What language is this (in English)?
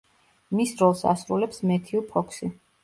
Georgian